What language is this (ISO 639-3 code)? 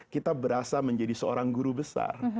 ind